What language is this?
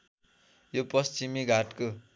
Nepali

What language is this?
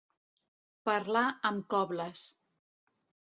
Catalan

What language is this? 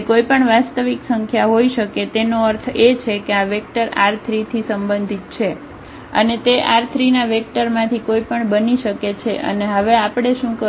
Gujarati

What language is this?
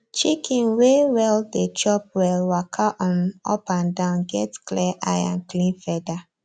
Nigerian Pidgin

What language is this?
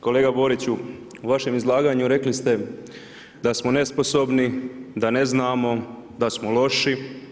Croatian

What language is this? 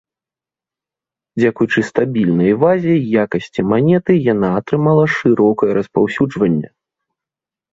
Belarusian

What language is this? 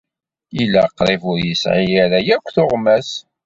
Kabyle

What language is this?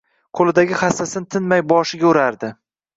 Uzbek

